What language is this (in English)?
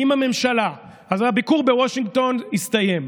Hebrew